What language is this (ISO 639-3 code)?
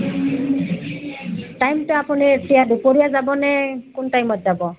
asm